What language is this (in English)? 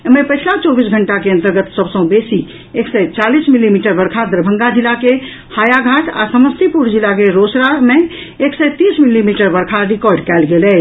Maithili